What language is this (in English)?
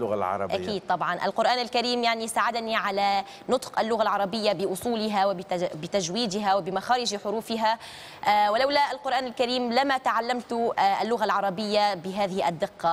Arabic